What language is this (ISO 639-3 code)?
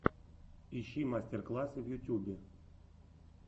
rus